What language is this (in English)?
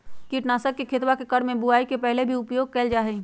Magahi